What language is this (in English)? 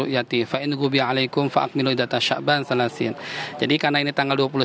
Indonesian